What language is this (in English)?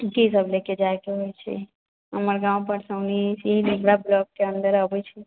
Maithili